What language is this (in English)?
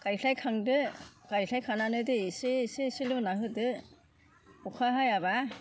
Bodo